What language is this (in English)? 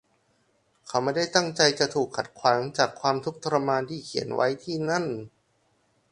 Thai